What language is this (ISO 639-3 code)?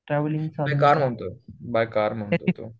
mar